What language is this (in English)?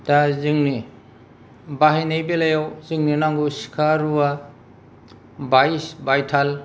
Bodo